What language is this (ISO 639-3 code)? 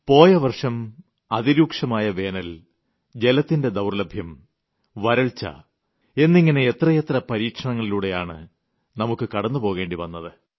mal